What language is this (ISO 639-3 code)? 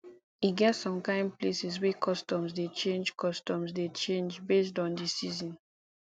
pcm